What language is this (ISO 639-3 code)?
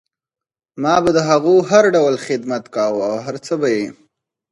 pus